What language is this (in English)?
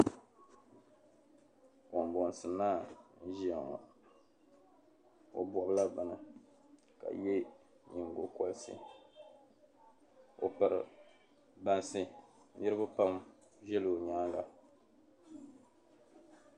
Dagbani